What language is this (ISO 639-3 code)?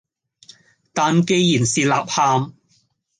yue